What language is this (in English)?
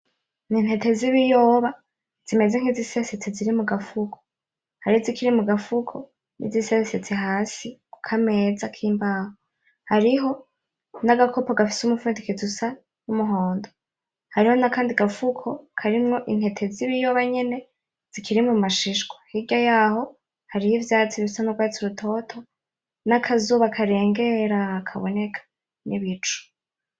Rundi